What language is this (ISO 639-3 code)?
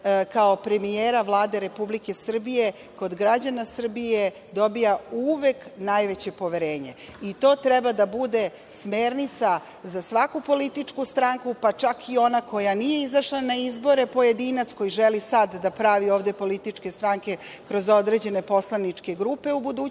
srp